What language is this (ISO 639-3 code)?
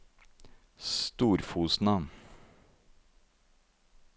nor